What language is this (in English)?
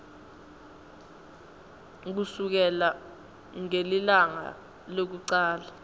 Swati